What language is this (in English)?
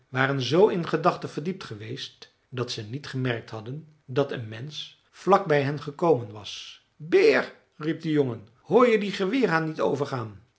Dutch